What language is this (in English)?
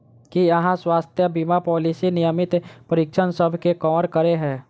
Maithili